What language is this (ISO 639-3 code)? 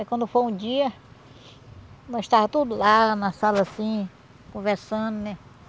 por